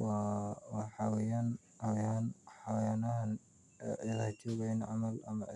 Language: Somali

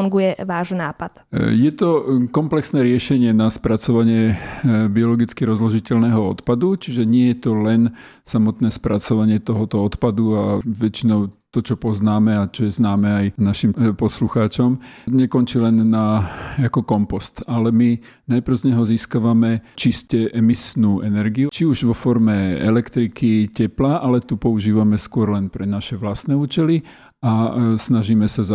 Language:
Slovak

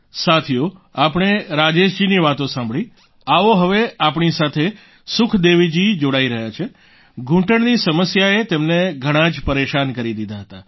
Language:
Gujarati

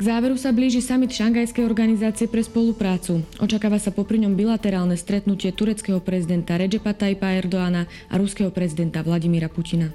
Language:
Slovak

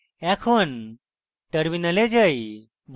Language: Bangla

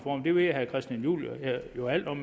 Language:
Danish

